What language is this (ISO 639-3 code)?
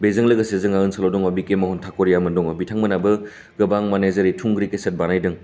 brx